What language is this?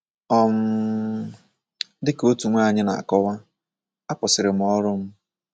Igbo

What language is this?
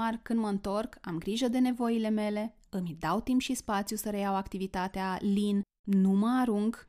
Romanian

